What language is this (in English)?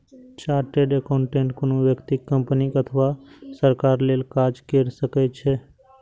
Maithili